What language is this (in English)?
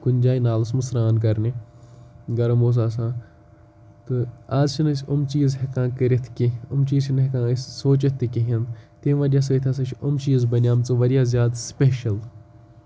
Kashmiri